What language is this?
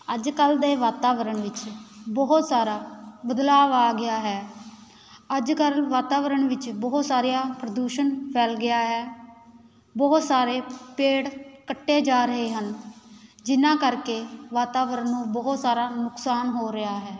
Punjabi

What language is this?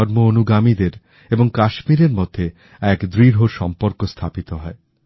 Bangla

